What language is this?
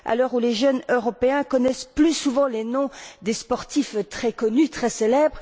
French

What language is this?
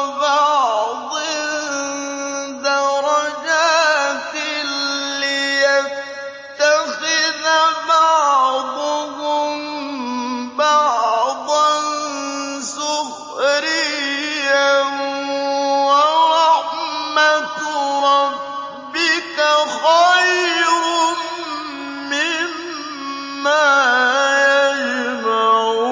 Arabic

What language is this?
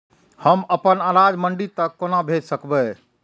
Maithili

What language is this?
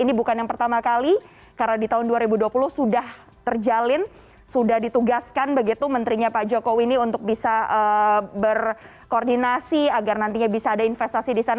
Indonesian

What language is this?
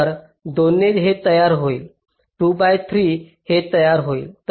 Marathi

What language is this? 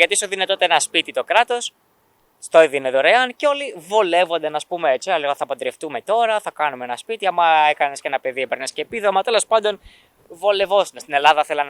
Greek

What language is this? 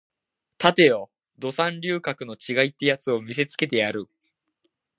Japanese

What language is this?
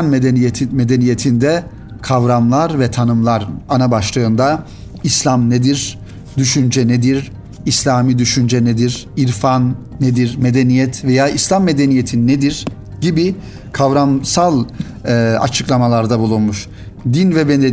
Turkish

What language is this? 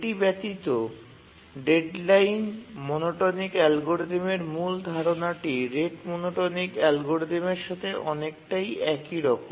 Bangla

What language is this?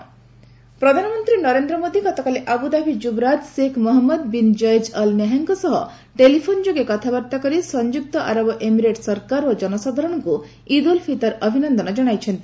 Odia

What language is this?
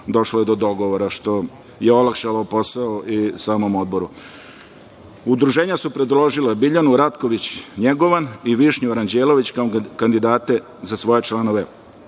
Serbian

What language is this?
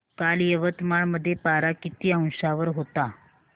Marathi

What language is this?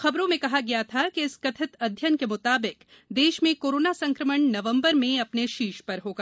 Hindi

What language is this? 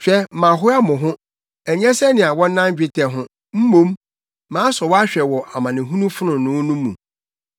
Akan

